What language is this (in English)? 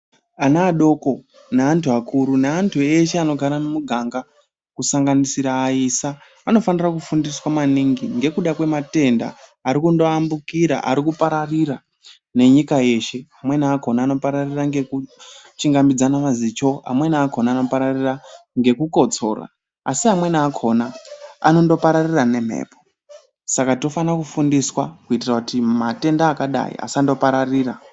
Ndau